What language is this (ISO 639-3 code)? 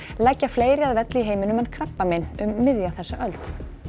isl